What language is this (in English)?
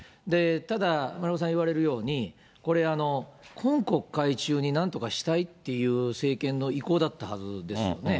Japanese